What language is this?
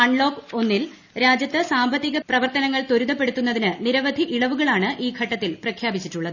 Malayalam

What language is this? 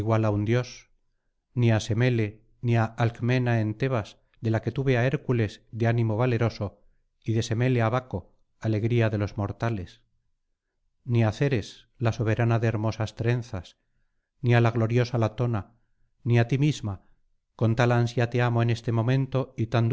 Spanish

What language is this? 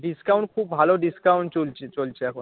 Bangla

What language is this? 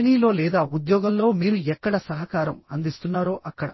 Telugu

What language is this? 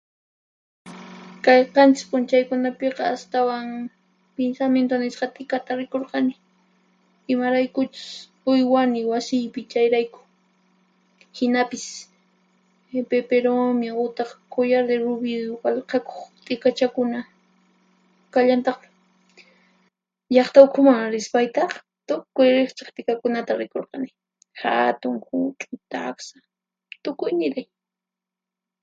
Puno Quechua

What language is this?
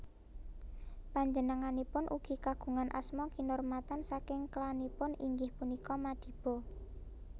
Javanese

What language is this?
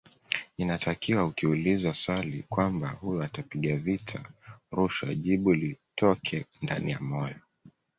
Swahili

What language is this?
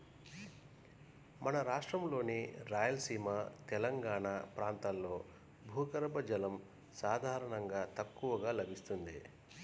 Telugu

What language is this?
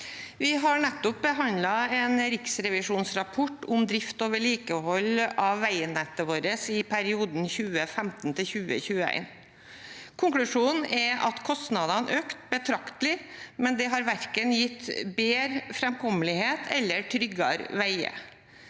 Norwegian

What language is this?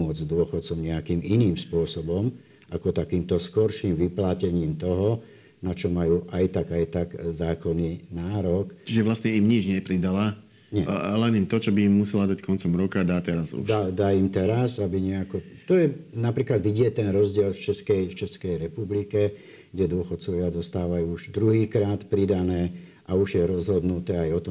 Slovak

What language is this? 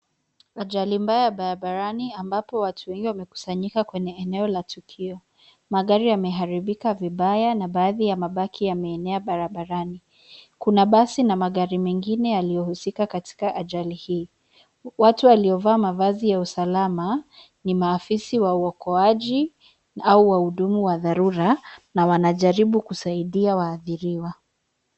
Swahili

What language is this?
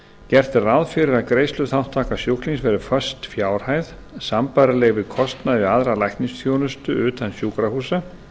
Icelandic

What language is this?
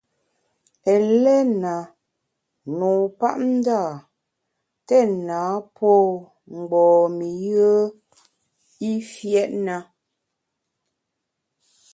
Bamun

